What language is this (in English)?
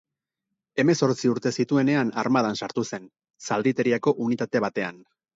Basque